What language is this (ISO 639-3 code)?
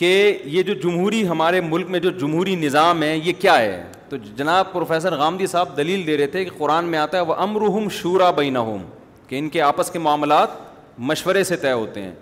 urd